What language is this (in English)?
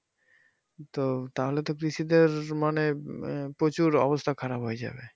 Bangla